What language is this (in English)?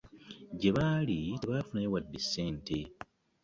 Ganda